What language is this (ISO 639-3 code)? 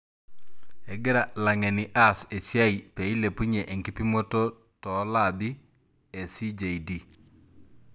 mas